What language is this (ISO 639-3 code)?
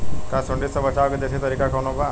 bho